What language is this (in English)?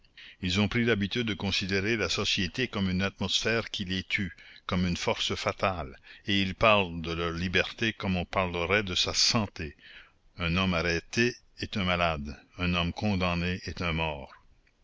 French